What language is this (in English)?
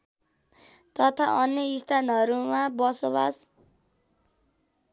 Nepali